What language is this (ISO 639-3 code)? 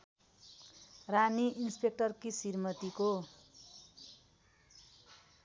nep